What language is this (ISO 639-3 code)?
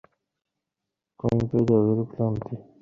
ben